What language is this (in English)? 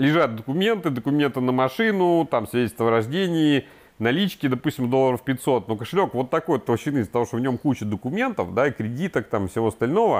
Russian